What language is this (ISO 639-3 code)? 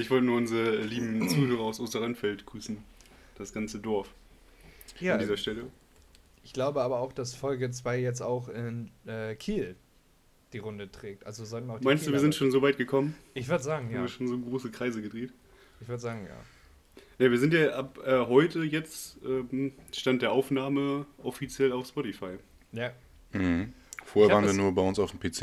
deu